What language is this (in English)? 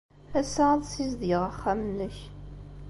Kabyle